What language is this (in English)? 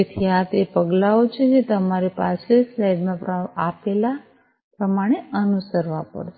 Gujarati